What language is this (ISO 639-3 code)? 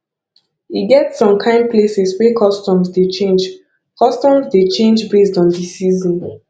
pcm